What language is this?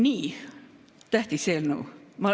Estonian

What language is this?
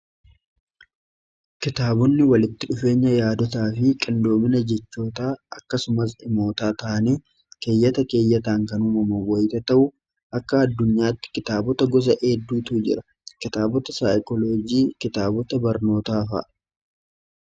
Oromo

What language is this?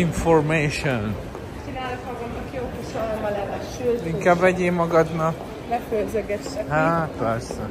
Hungarian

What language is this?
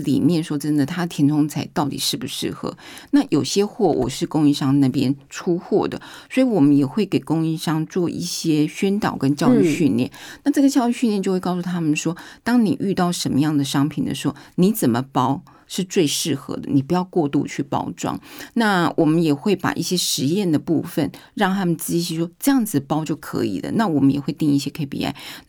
Chinese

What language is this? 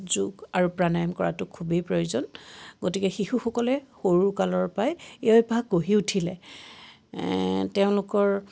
Assamese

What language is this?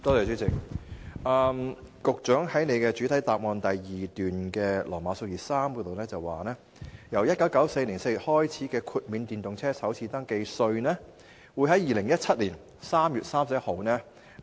Cantonese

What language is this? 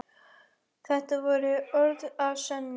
Icelandic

